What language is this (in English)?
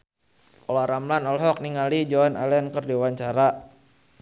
Sundanese